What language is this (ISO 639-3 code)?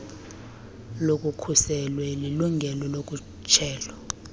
xho